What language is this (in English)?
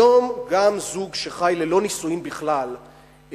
Hebrew